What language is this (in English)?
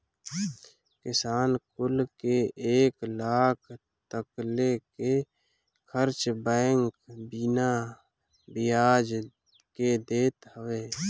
Bhojpuri